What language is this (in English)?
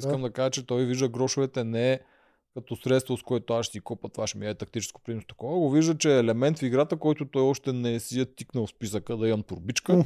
Bulgarian